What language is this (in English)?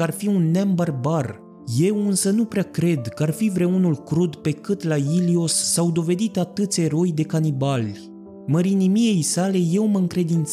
Romanian